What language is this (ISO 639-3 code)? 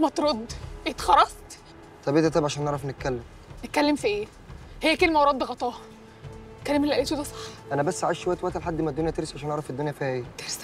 ara